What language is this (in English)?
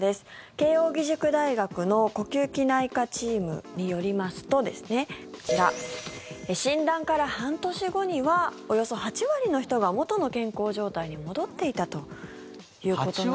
Japanese